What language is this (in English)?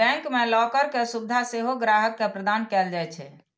Maithili